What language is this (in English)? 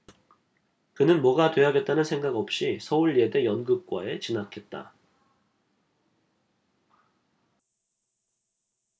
Korean